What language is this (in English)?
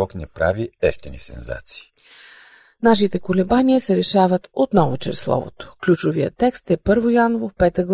Bulgarian